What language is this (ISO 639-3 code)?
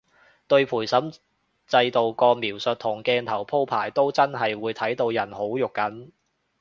yue